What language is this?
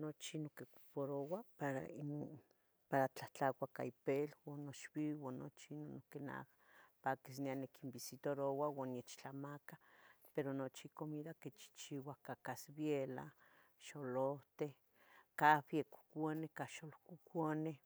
Tetelcingo Nahuatl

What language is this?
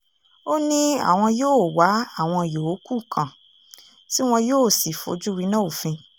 Yoruba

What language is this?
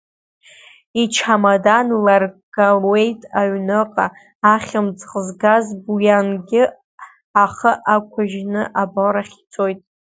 Abkhazian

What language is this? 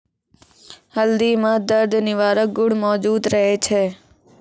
Maithili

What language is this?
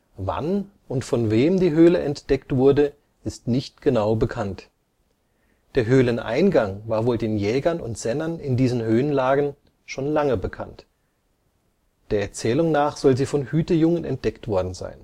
German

